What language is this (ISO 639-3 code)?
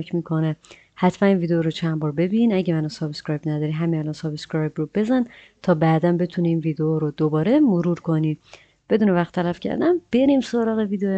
fas